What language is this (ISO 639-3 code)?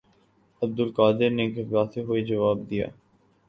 urd